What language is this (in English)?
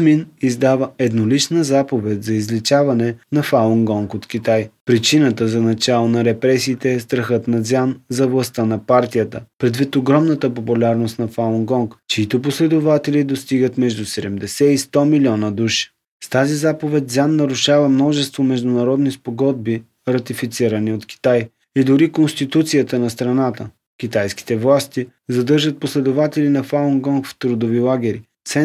Bulgarian